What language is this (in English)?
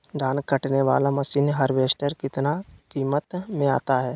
Magahi